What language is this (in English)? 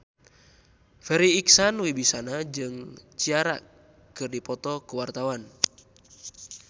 Sundanese